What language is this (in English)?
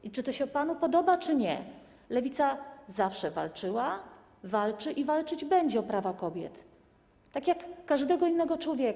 Polish